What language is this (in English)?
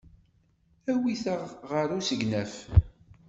Kabyle